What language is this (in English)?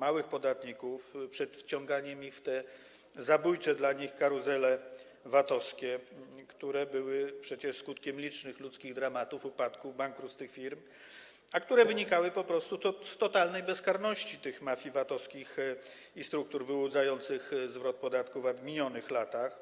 Polish